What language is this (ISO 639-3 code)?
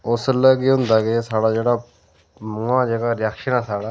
doi